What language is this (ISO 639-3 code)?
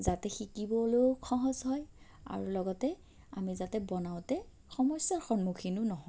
asm